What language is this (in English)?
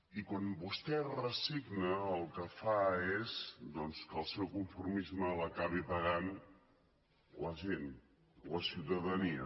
Catalan